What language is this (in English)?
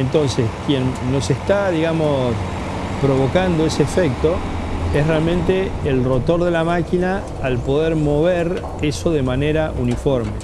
Spanish